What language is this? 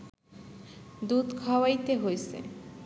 Bangla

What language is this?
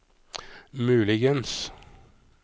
Norwegian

